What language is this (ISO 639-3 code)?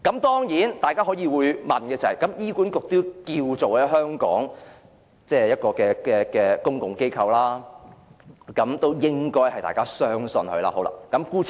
yue